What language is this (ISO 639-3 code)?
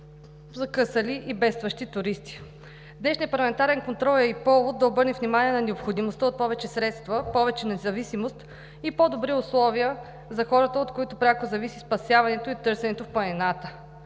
bul